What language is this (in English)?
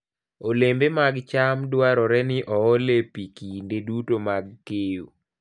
Luo (Kenya and Tanzania)